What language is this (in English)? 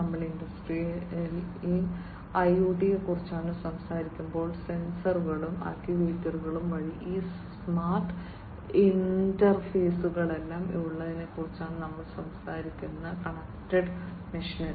Malayalam